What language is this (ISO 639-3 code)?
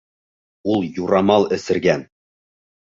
bak